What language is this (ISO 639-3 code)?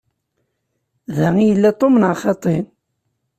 kab